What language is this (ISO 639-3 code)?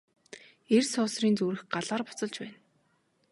mon